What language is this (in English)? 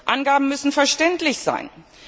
German